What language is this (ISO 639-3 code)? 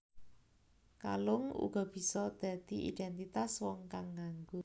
jav